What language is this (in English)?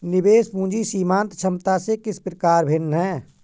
Hindi